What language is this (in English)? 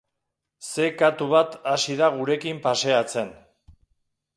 Basque